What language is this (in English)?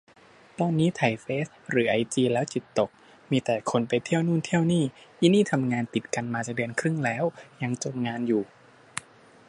Thai